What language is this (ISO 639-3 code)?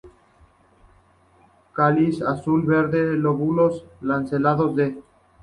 spa